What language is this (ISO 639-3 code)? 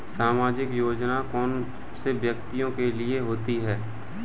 hin